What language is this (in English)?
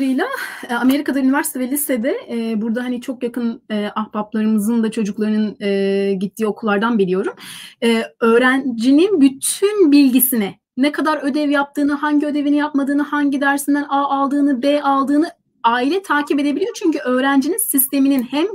Turkish